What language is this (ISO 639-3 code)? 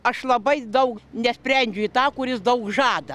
lit